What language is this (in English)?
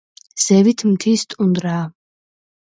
Georgian